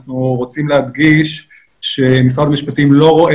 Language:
Hebrew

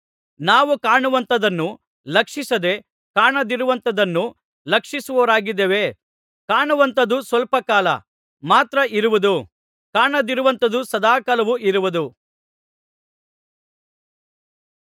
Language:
Kannada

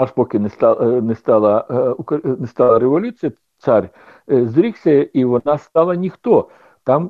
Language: Ukrainian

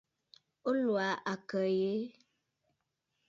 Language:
Bafut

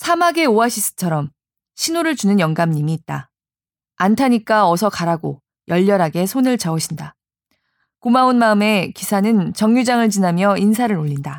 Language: Korean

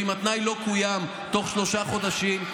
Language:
Hebrew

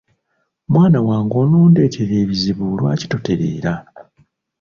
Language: Ganda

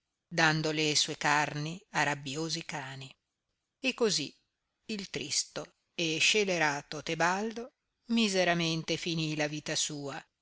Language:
Italian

